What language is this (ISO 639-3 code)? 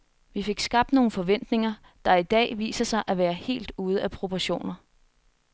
dan